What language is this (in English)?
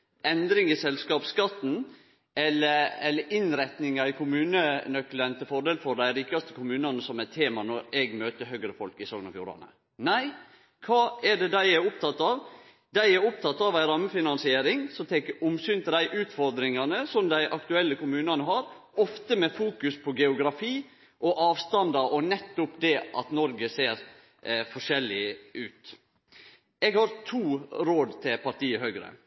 Norwegian Nynorsk